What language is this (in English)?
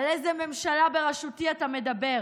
Hebrew